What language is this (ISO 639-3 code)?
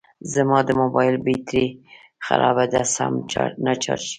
pus